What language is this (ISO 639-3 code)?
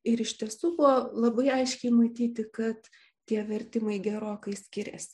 lit